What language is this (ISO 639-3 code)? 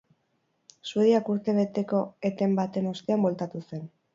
eus